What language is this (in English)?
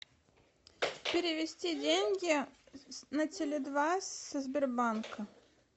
Russian